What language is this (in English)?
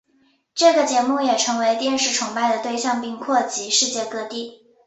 Chinese